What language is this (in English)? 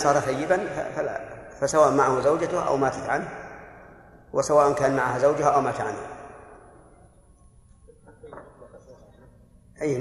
Arabic